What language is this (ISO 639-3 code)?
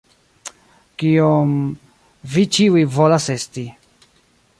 epo